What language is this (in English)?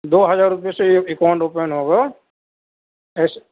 Urdu